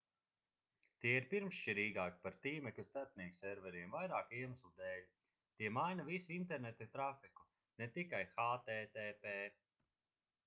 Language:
Latvian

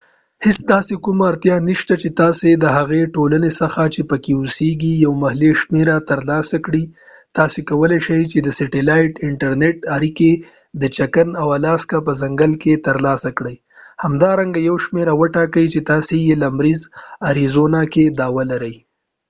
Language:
Pashto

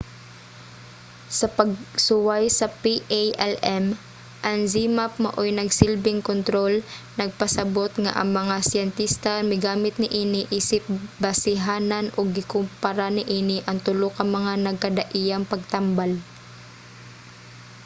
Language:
Cebuano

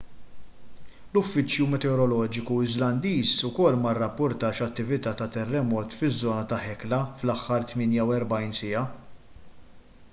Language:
Maltese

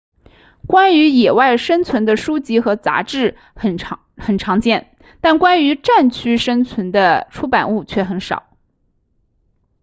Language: Chinese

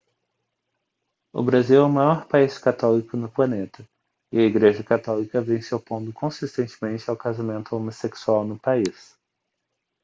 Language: Portuguese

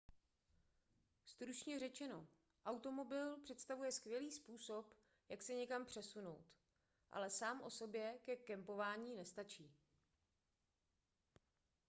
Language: Czech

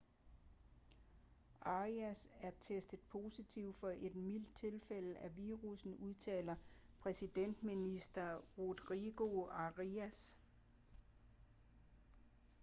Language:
Danish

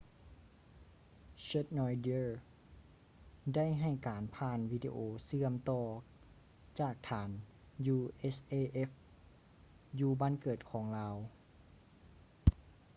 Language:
Lao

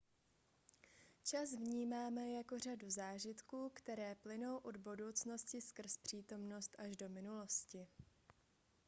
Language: Czech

